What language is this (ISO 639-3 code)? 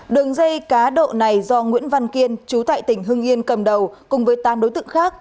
vie